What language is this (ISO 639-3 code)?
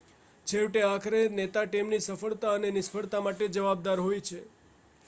guj